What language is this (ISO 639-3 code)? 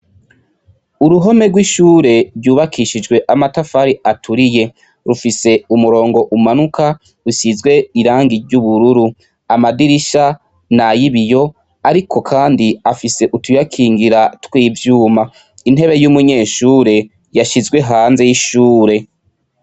run